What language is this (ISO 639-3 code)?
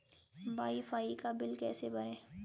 hin